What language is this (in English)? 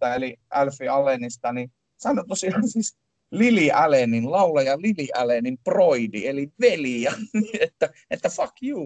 Finnish